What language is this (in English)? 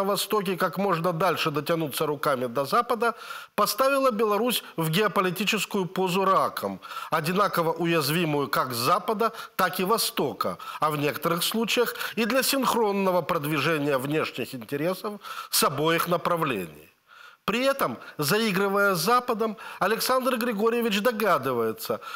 Russian